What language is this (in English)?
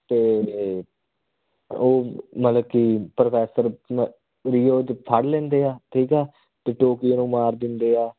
Punjabi